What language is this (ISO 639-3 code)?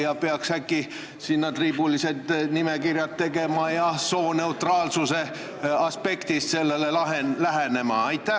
est